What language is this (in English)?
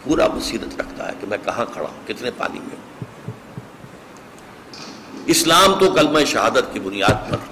Urdu